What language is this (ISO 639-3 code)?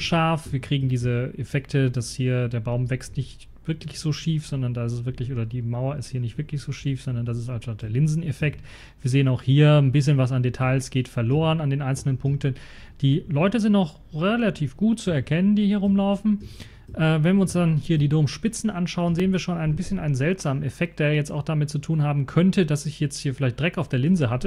deu